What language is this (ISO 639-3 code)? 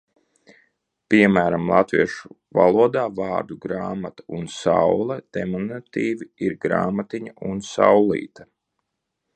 lav